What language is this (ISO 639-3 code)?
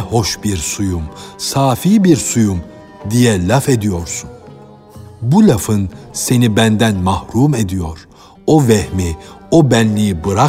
tur